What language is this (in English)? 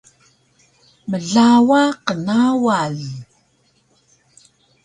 Taroko